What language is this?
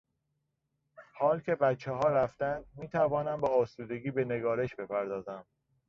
Persian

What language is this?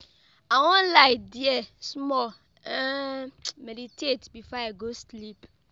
Nigerian Pidgin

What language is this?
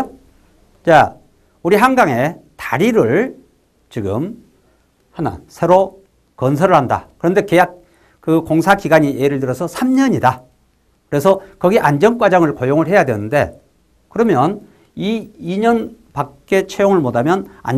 Korean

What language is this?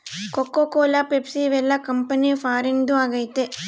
Kannada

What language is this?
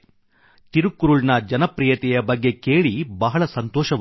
Kannada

